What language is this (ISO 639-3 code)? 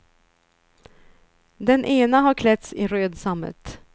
swe